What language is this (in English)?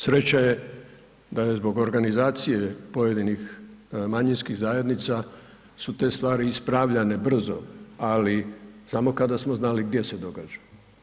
Croatian